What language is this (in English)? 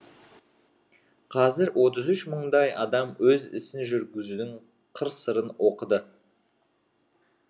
Kazakh